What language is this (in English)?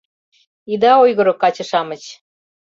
Mari